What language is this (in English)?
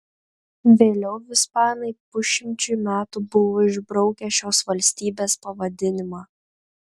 Lithuanian